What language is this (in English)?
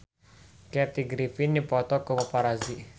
Sundanese